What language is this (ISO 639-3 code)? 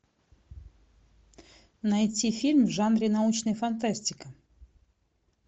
rus